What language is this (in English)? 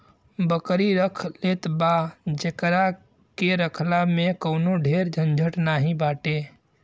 Bhojpuri